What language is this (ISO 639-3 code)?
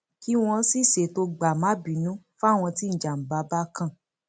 yor